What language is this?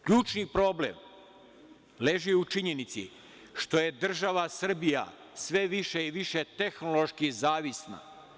Serbian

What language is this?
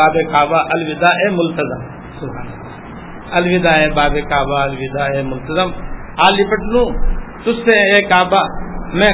Urdu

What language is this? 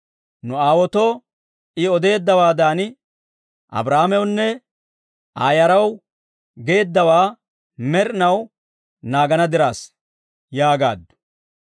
Dawro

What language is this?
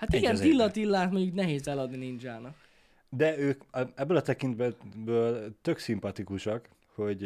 Hungarian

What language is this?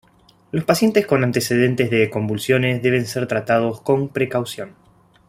Spanish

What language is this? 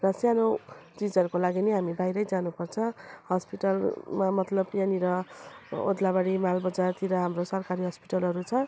Nepali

